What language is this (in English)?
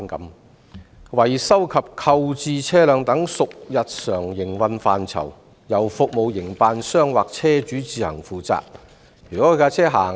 Cantonese